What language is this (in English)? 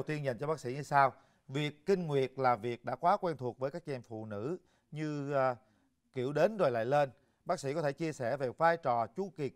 Vietnamese